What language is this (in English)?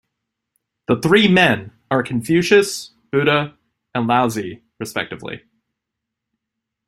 English